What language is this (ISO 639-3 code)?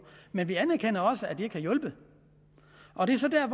dan